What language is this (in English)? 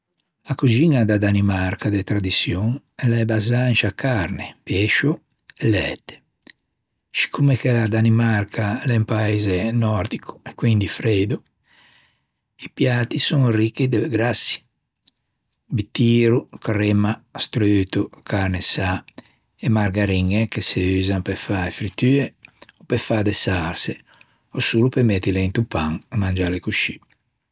Ligurian